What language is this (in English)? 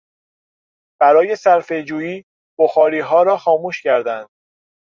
Persian